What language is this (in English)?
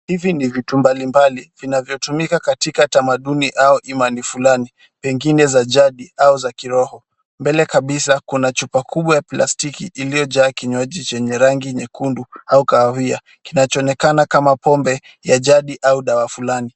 Swahili